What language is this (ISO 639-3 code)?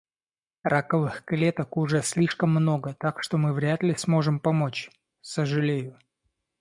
rus